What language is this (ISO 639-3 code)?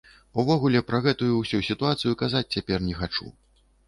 bel